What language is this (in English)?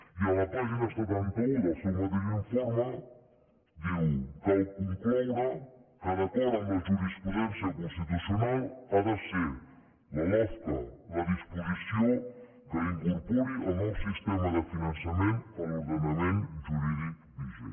Catalan